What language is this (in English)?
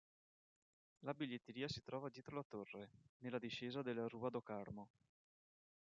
Italian